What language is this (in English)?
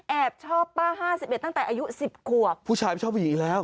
Thai